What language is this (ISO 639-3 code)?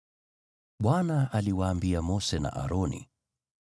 swa